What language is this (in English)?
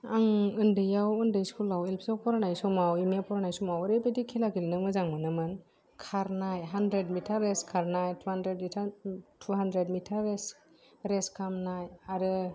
Bodo